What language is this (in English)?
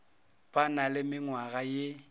Northern Sotho